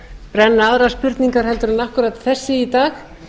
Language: Icelandic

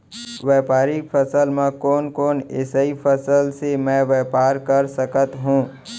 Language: Chhattisgarhi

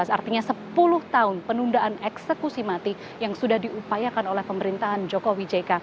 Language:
Indonesian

